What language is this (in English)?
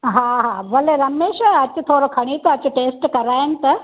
Sindhi